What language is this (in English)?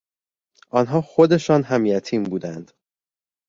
Persian